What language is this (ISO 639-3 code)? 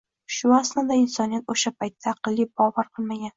uzb